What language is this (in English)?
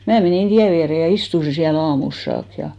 Finnish